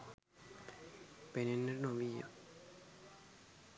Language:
Sinhala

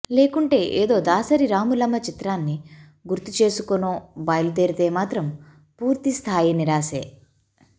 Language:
Telugu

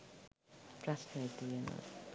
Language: Sinhala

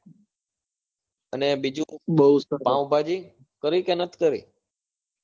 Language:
Gujarati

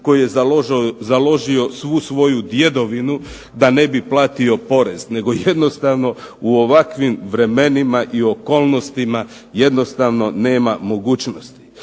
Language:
Croatian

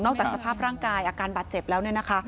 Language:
Thai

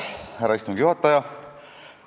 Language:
Estonian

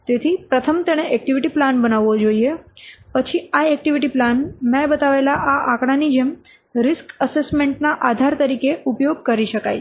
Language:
Gujarati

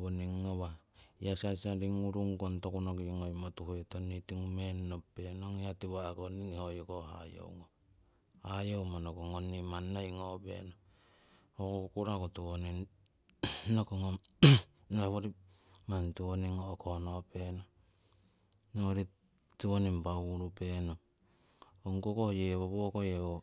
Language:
Siwai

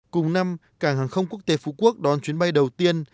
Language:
Vietnamese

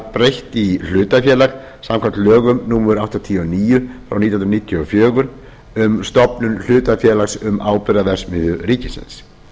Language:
Icelandic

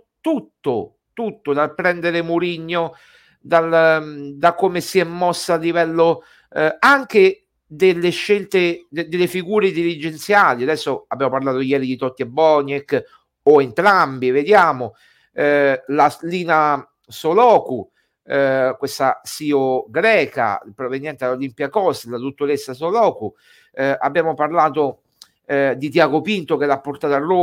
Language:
Italian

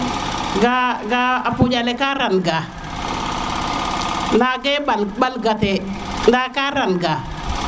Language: Serer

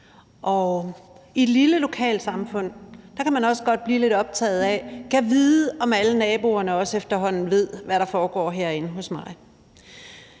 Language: Danish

